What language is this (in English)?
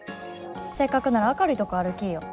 Japanese